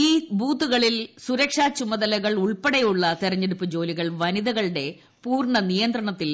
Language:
Malayalam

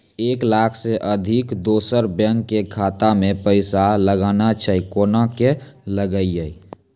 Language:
Maithili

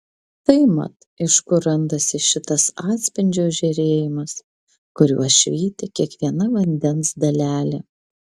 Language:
Lithuanian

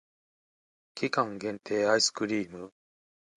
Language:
Japanese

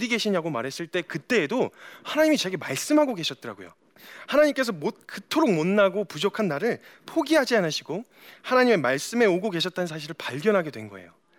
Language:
Korean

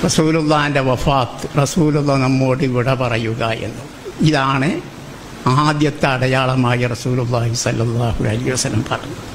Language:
Malayalam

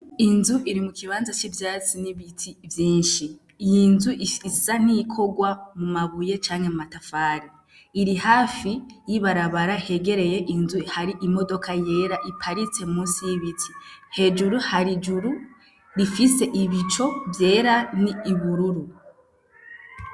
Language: Rundi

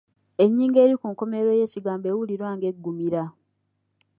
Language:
Ganda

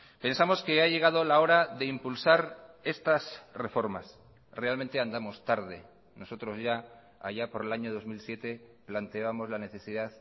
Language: Spanish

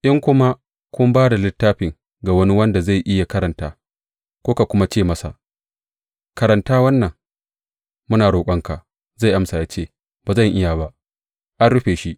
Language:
Hausa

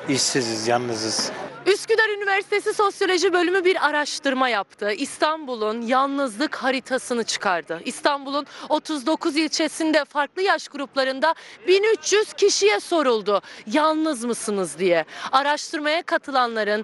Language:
Turkish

